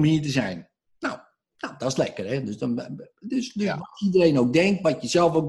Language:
Dutch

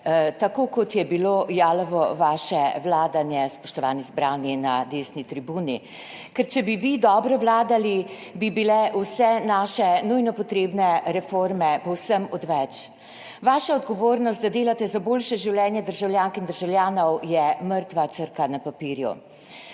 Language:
Slovenian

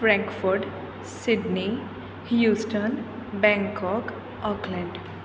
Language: Gujarati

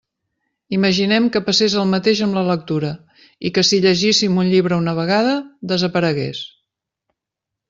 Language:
Catalan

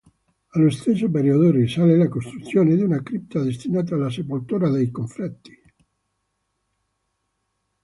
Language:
Italian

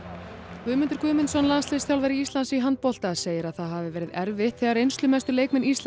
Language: Icelandic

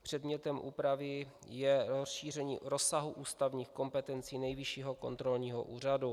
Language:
Czech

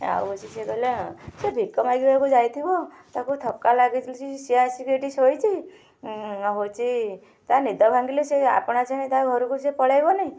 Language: Odia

